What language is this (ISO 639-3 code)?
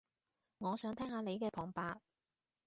yue